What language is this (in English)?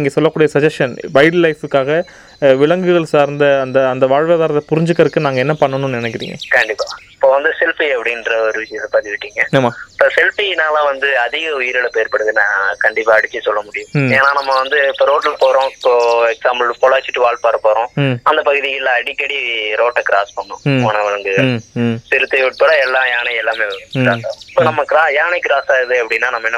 Tamil